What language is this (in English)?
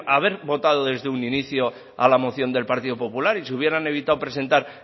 Spanish